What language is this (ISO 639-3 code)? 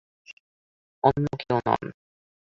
ben